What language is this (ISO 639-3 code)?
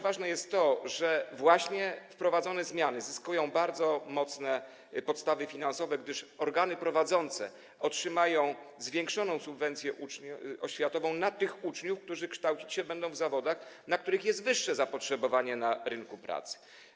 pol